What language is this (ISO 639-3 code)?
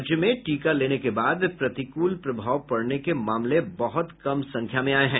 hin